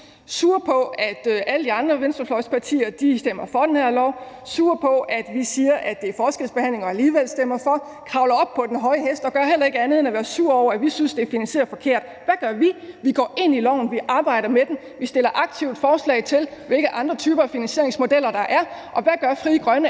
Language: Danish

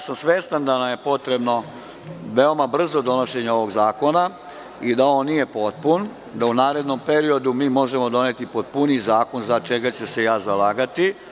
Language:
Serbian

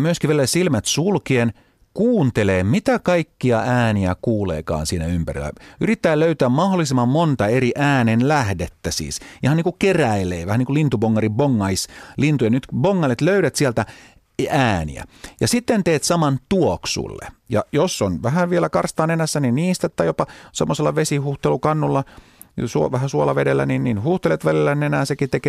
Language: Finnish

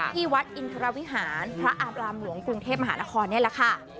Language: Thai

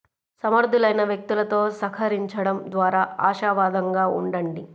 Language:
Telugu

